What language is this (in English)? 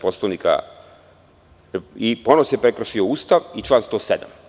Serbian